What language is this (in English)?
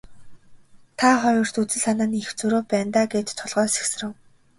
Mongolian